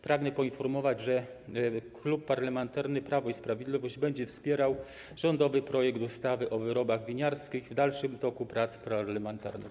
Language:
Polish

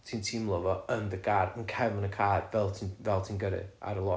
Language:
Welsh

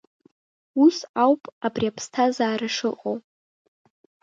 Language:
Abkhazian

